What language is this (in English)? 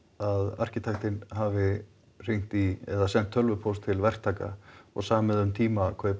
Icelandic